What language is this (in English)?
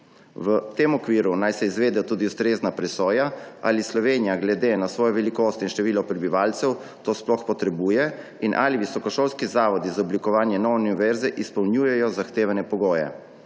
Slovenian